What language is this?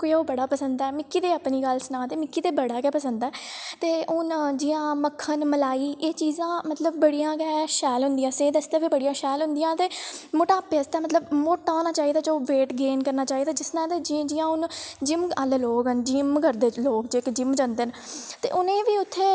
Dogri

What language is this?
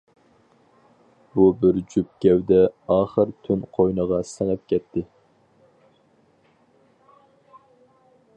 Uyghur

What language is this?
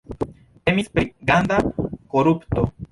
Esperanto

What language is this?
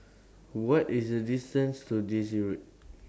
English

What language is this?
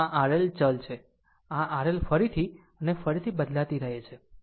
Gujarati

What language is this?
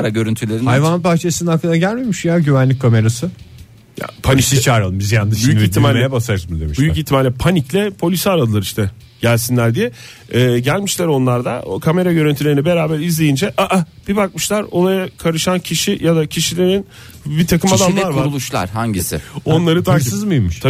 Turkish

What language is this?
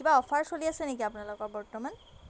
Assamese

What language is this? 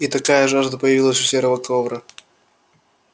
Russian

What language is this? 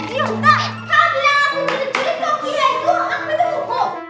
Indonesian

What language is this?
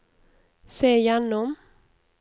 Norwegian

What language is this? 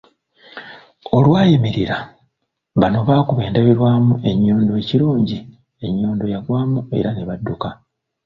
Ganda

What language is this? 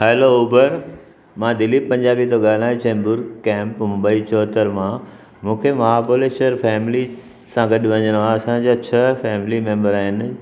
Sindhi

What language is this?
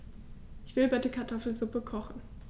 German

